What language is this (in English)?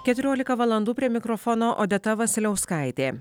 Lithuanian